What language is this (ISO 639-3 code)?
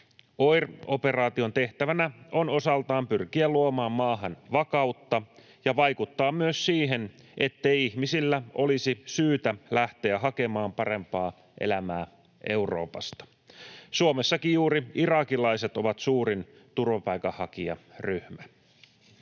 fin